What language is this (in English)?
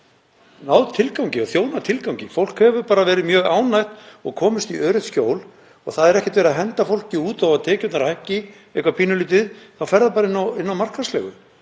Icelandic